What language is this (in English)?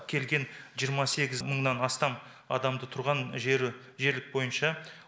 Kazakh